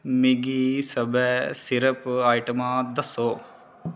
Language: Dogri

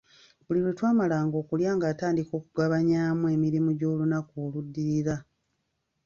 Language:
Ganda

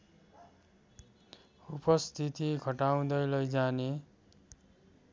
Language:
Nepali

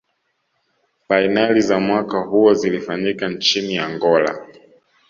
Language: Swahili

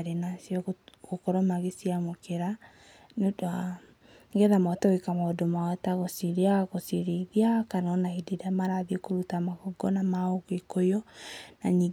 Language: Kikuyu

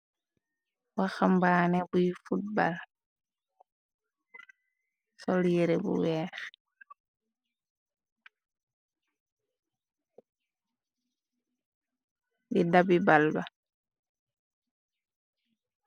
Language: Wolof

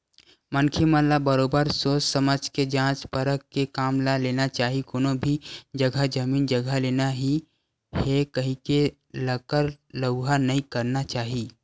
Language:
Chhattisgarhi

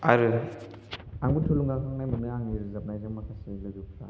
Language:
Bodo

